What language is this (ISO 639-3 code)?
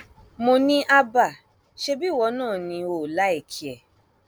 yor